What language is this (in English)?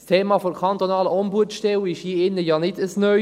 Swiss German